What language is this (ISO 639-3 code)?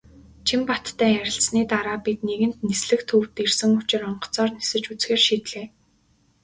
mon